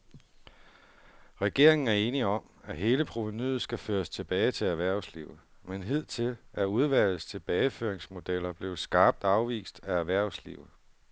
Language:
Danish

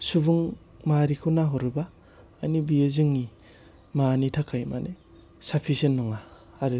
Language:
Bodo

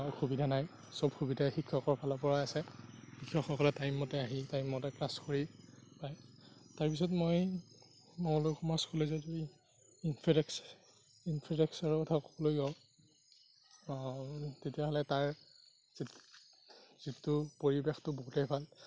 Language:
Assamese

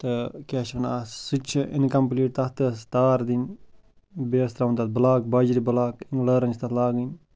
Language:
Kashmiri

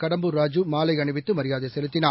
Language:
Tamil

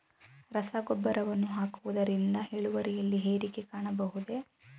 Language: Kannada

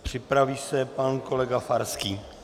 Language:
Czech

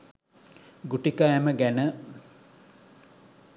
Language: Sinhala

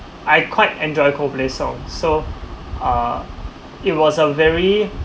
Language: English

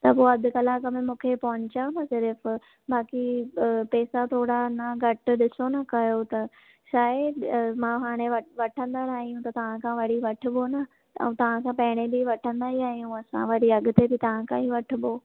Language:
Sindhi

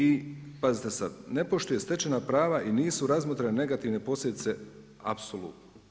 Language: Croatian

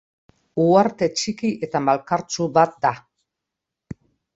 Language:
Basque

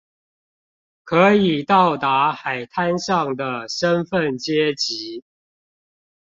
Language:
Chinese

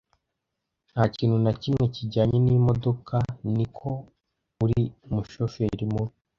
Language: Kinyarwanda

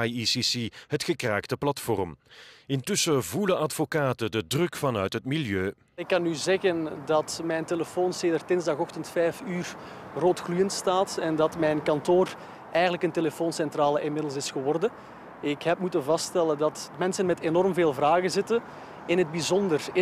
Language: Dutch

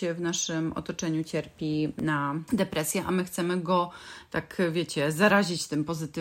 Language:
Polish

